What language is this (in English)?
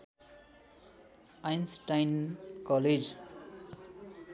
Nepali